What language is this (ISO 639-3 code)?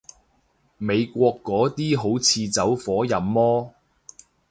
yue